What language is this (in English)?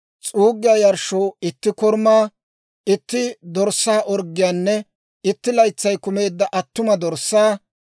Dawro